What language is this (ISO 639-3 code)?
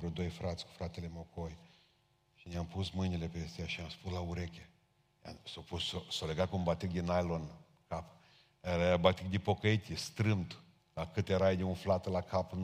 ron